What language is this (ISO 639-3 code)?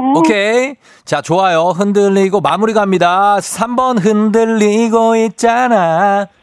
kor